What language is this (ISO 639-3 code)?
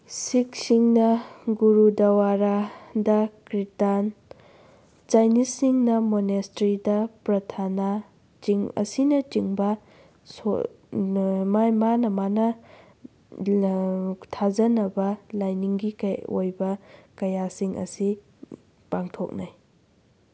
mni